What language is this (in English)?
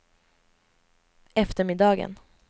Swedish